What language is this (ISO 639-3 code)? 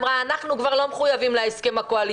heb